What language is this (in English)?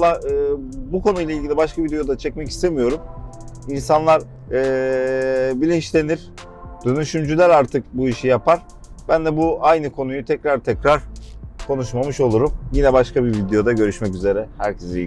Turkish